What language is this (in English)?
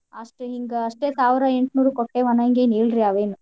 Kannada